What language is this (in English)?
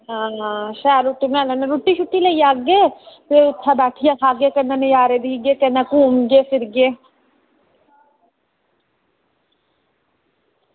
Dogri